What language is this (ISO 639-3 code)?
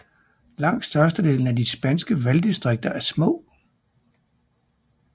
dan